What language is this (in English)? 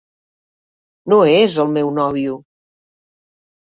Catalan